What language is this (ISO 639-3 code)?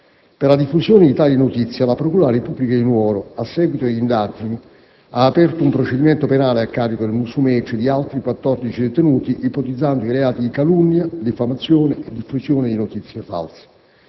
ita